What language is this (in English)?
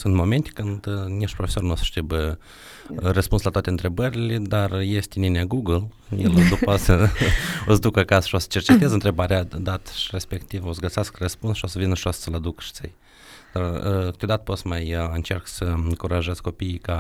Romanian